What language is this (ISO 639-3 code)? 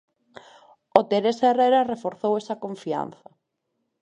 glg